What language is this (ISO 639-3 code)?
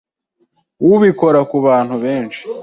kin